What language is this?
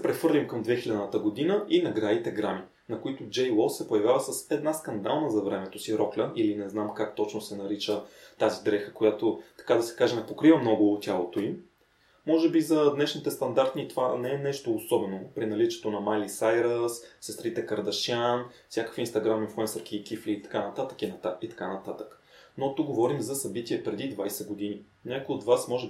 Bulgarian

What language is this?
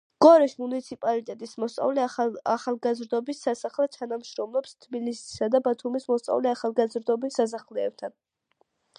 Georgian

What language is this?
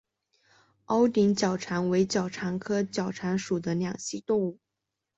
Chinese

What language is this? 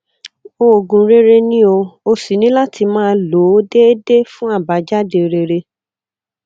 Yoruba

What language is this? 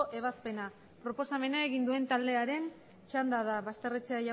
Basque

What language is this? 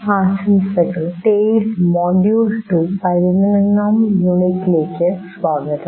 Malayalam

